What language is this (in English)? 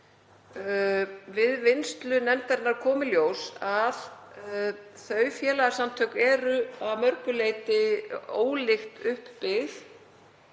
Icelandic